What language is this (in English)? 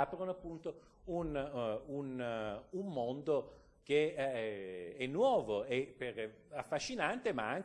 Italian